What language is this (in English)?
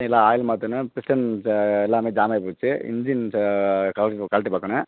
Tamil